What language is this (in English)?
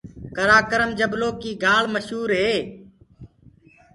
Gurgula